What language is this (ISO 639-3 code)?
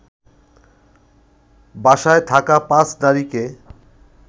ben